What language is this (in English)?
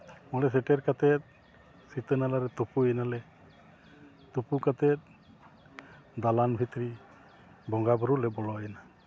Santali